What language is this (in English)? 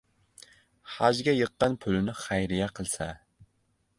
Uzbek